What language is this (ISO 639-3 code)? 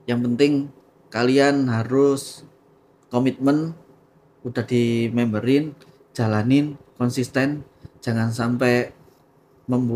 ind